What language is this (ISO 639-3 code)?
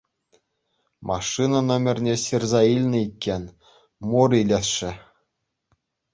chv